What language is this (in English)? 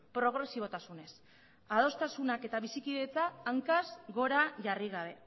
Basque